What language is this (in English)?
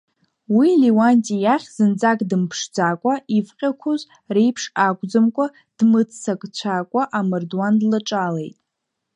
Abkhazian